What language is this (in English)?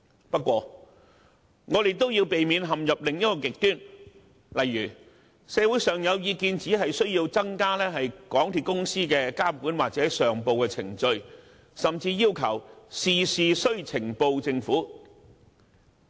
Cantonese